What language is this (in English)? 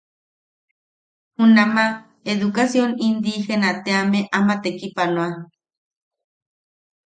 Yaqui